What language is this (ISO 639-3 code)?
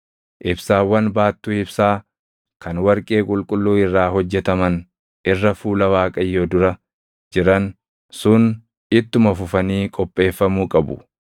orm